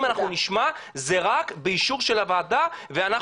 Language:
Hebrew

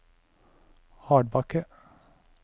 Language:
Norwegian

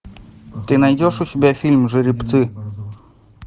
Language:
Russian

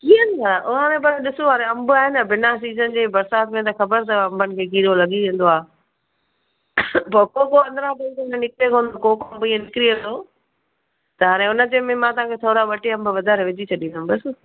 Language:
Sindhi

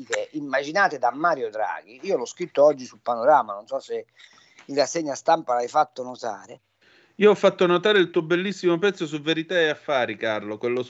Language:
Italian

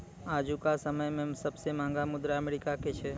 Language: Maithili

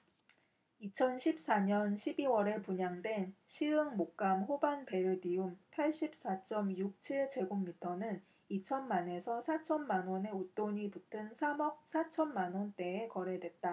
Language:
Korean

